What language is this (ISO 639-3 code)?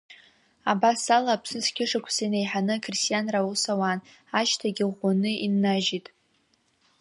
abk